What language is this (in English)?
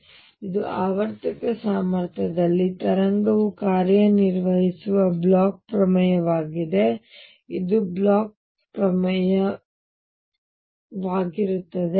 Kannada